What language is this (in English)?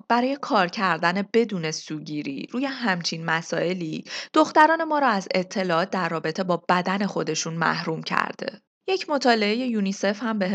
Persian